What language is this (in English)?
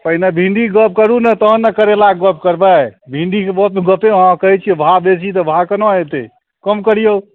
Maithili